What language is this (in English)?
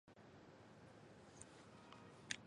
Chinese